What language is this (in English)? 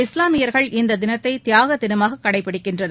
Tamil